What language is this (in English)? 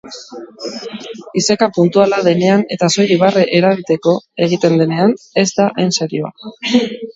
Basque